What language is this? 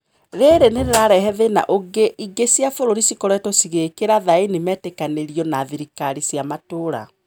Kikuyu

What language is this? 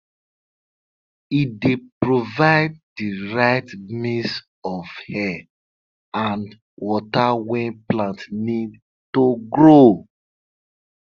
Nigerian Pidgin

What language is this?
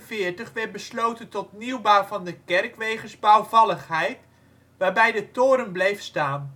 Dutch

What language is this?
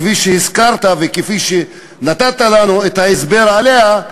Hebrew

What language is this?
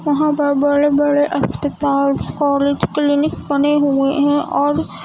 Urdu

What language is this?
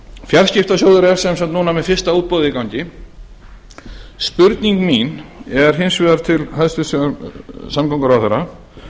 Icelandic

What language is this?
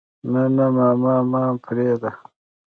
Pashto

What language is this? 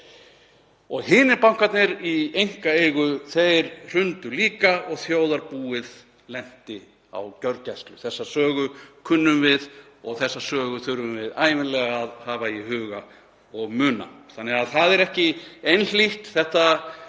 Icelandic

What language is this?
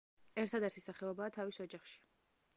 Georgian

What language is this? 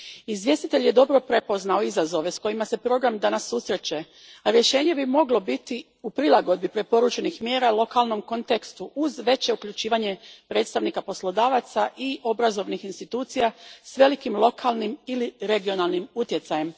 Croatian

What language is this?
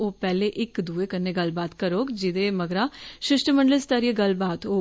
Dogri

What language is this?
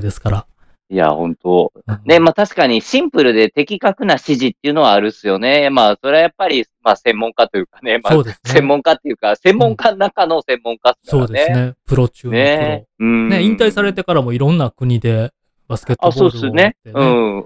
Japanese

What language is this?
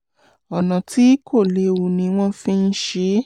Yoruba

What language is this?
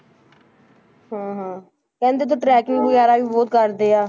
Punjabi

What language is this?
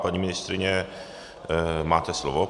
Czech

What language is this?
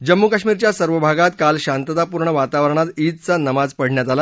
Marathi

